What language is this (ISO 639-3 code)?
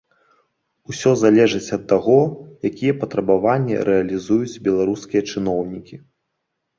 bel